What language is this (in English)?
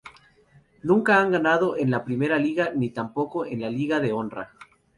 Spanish